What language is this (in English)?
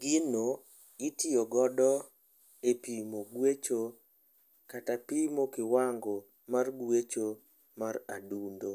Luo (Kenya and Tanzania)